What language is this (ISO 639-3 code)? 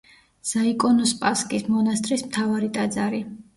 kat